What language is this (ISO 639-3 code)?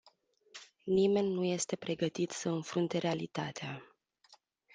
ron